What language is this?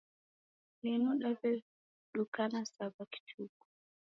Taita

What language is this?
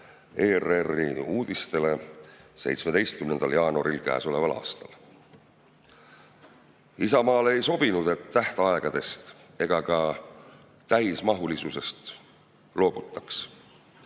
Estonian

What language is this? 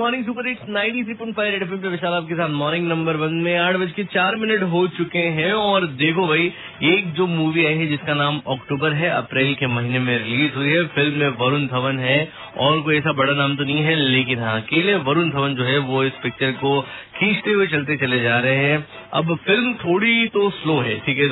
Hindi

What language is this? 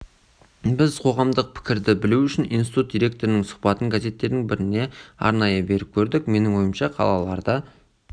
Kazakh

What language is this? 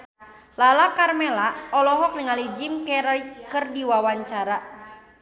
Sundanese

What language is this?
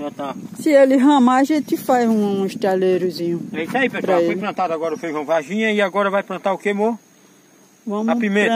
Portuguese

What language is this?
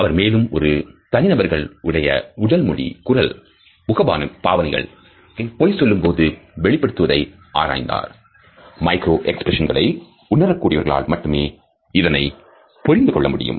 Tamil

